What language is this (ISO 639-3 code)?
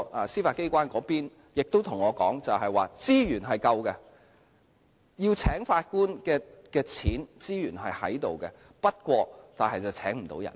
yue